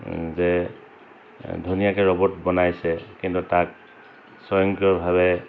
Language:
Assamese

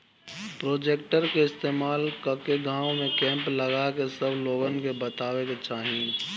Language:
Bhojpuri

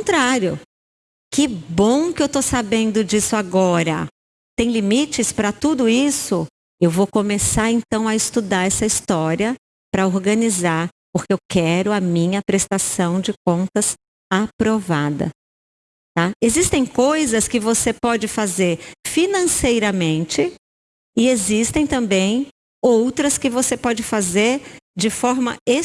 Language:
Portuguese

